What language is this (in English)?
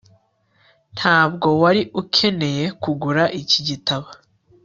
Kinyarwanda